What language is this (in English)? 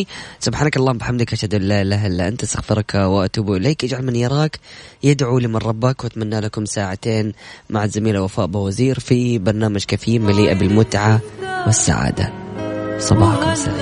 Arabic